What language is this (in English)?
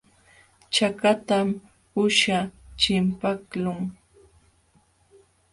Jauja Wanca Quechua